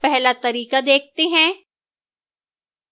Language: Hindi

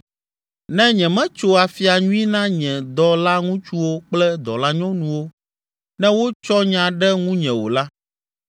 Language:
Ewe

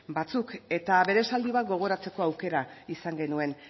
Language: Basque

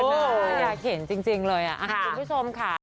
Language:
Thai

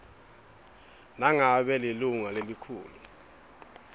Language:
Swati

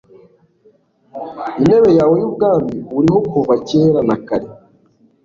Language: Kinyarwanda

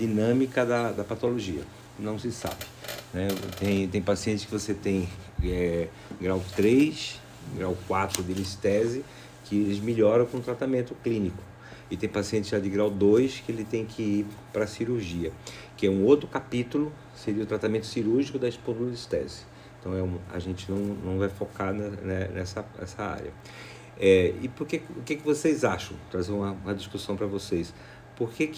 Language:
Portuguese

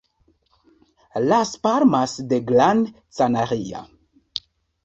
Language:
Esperanto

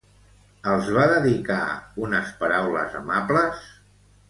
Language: Catalan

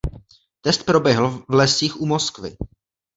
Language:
Czech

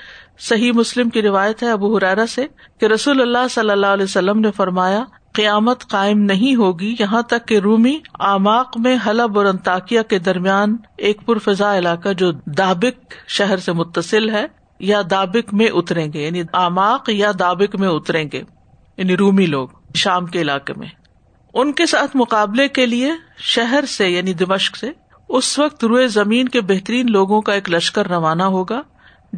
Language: Urdu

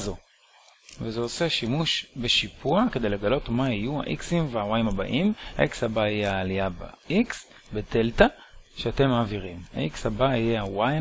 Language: Hebrew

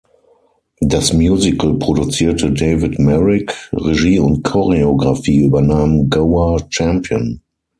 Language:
German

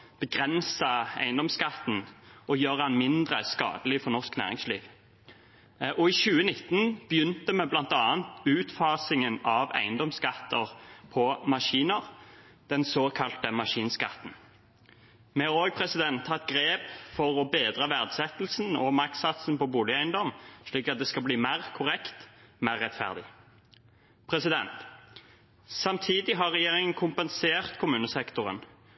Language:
Norwegian Bokmål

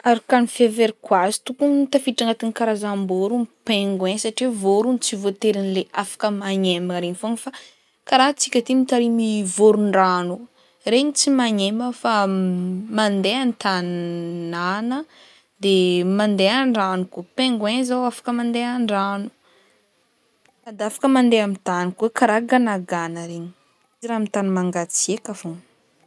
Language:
Northern Betsimisaraka Malagasy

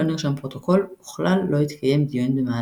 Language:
Hebrew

